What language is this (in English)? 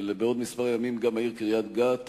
Hebrew